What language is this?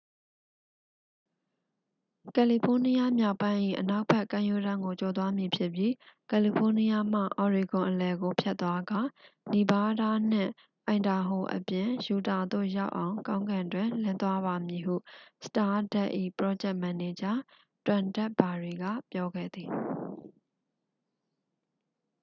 Burmese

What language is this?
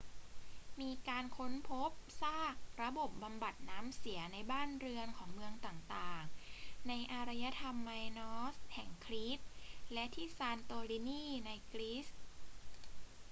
Thai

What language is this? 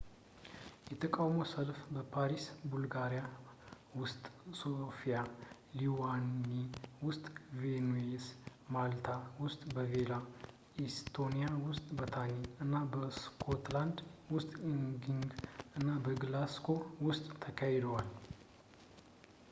Amharic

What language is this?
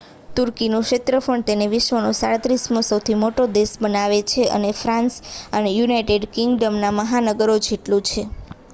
Gujarati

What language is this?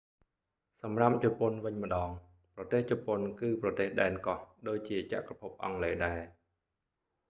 Khmer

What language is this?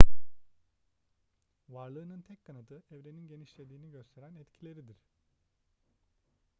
Turkish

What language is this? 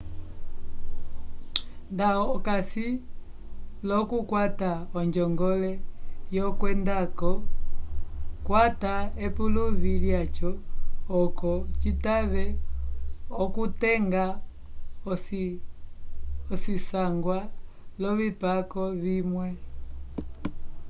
Umbundu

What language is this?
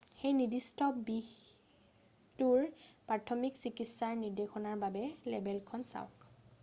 Assamese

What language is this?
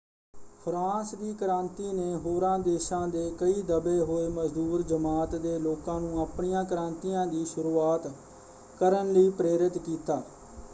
Punjabi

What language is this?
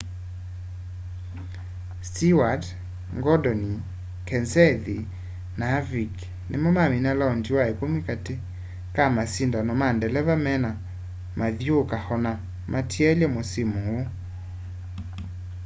Kamba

